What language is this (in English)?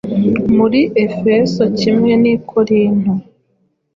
Kinyarwanda